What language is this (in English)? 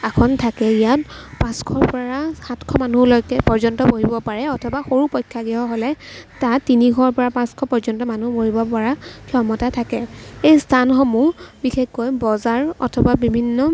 Assamese